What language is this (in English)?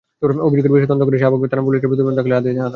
Bangla